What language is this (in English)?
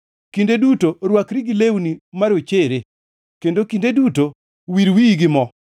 Luo (Kenya and Tanzania)